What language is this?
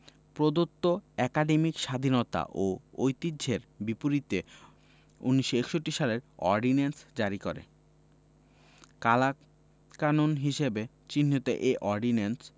Bangla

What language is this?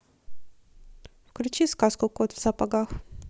Russian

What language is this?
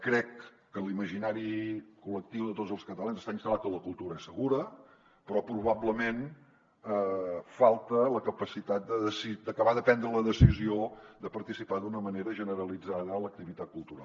Catalan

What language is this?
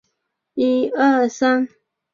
Chinese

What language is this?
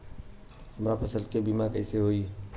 Bhojpuri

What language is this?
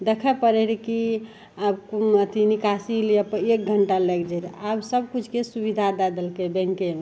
Maithili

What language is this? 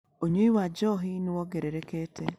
Kikuyu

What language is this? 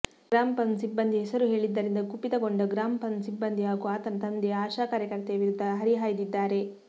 Kannada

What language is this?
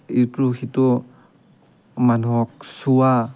Assamese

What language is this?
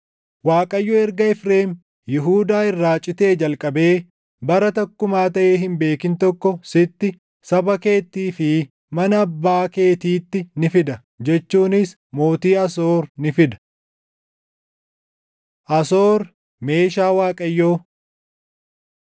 Oromo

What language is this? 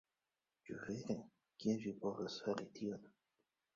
Esperanto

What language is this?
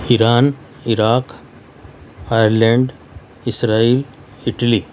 Urdu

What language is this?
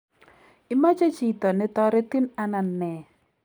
Kalenjin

